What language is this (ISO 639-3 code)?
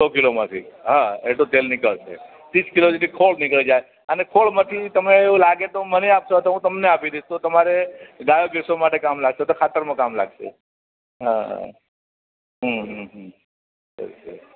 guj